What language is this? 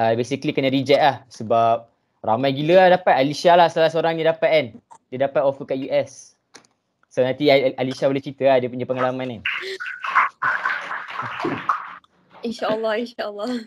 Malay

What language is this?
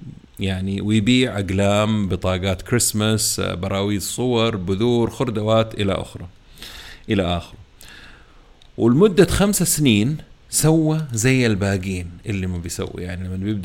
Arabic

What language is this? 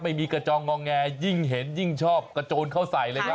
Thai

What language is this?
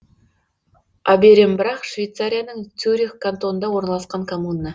Kazakh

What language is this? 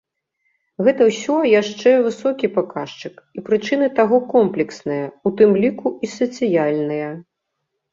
Belarusian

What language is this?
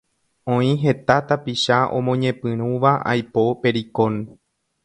Guarani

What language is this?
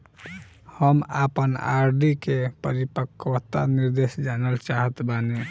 Bhojpuri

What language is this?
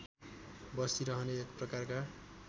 Nepali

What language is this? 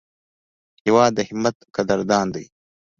Pashto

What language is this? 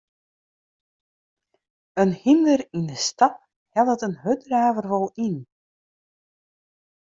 Western Frisian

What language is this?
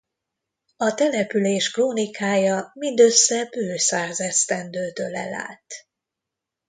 Hungarian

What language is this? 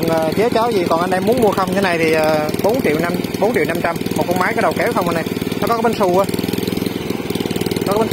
Vietnamese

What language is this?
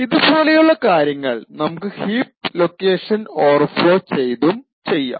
Malayalam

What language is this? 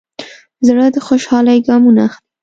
Pashto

